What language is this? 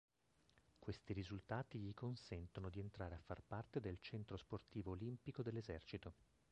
Italian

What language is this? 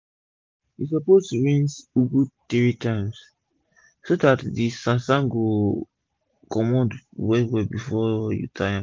Nigerian Pidgin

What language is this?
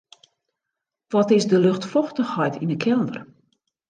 Western Frisian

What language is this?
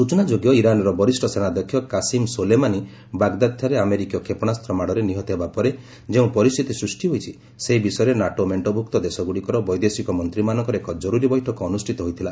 Odia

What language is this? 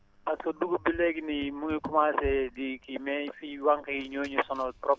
Wolof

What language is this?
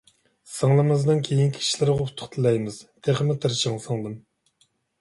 Uyghur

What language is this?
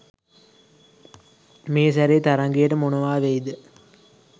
Sinhala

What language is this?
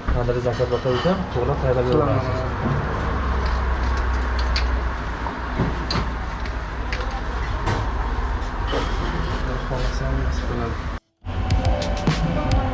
Uzbek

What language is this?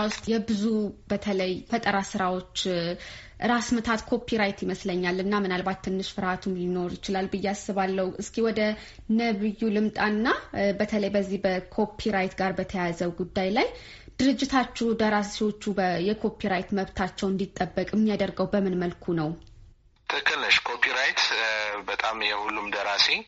Amharic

